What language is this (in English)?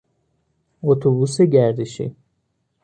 Persian